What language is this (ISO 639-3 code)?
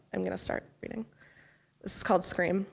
eng